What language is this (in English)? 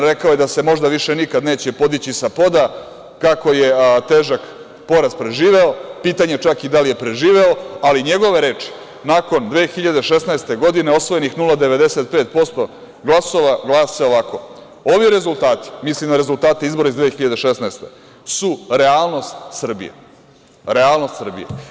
Serbian